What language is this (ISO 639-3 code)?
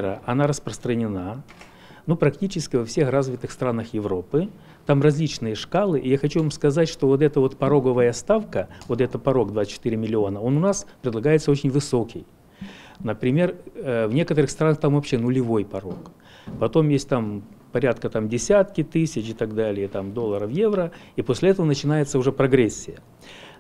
rus